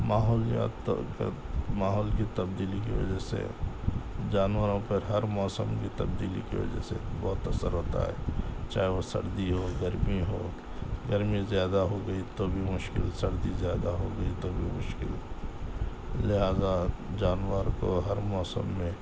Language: Urdu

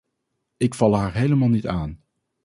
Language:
Dutch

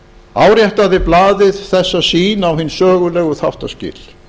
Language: Icelandic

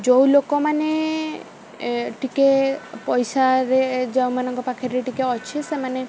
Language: Odia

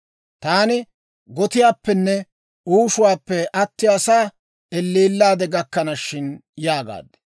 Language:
Dawro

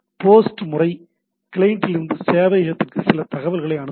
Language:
Tamil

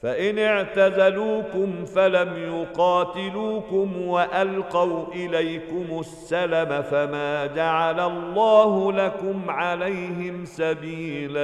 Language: Arabic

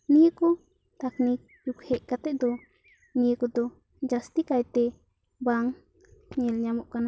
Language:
Santali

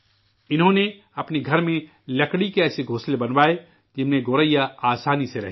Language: Urdu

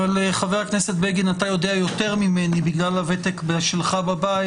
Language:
Hebrew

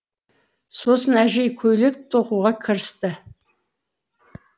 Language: Kazakh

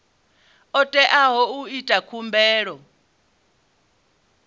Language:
Venda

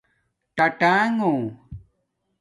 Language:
Domaaki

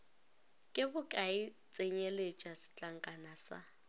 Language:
Northern Sotho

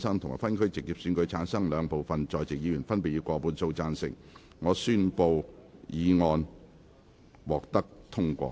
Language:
Cantonese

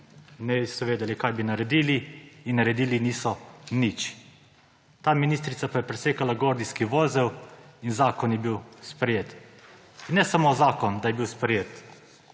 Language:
Slovenian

